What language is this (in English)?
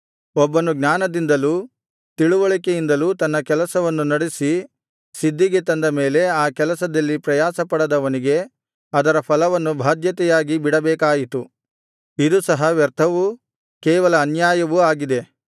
Kannada